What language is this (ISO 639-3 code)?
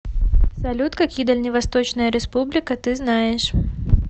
rus